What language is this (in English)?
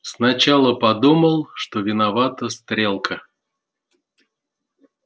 Russian